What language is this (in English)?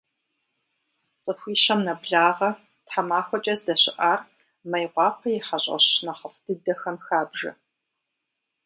Kabardian